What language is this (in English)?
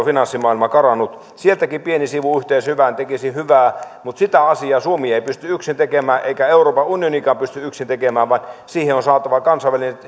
Finnish